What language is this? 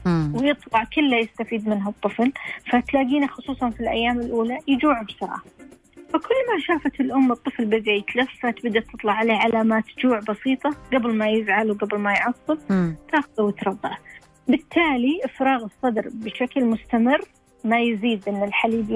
Arabic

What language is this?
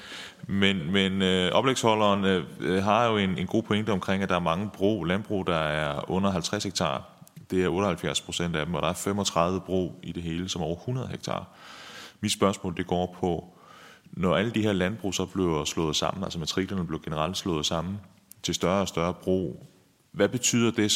Danish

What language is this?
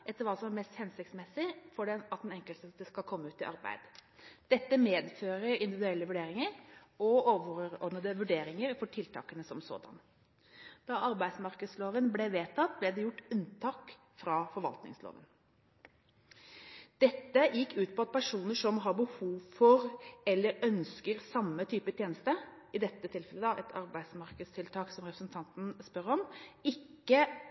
Norwegian Bokmål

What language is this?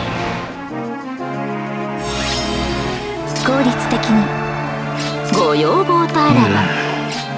Japanese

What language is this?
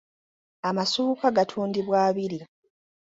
Ganda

